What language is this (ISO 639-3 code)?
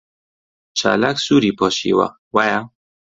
ckb